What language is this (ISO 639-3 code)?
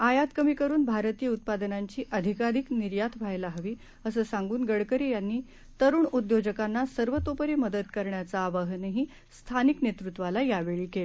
mar